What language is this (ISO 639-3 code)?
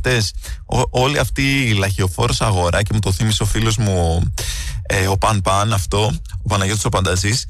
ell